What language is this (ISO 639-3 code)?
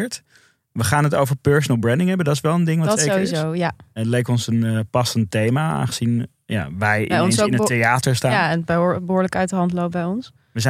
nld